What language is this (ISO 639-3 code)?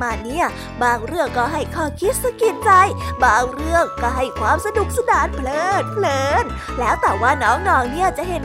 tha